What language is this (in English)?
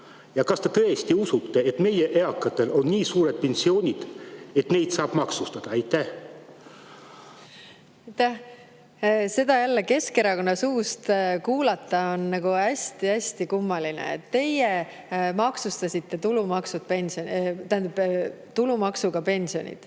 Estonian